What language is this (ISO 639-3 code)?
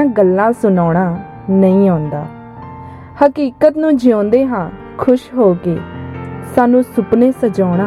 pan